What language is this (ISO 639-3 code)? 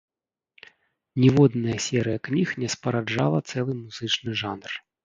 bel